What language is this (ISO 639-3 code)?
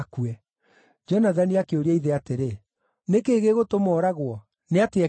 kik